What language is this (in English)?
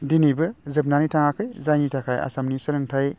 Bodo